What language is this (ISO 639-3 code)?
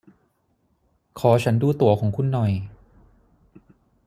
tha